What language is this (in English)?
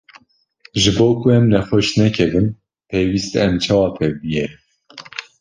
Kurdish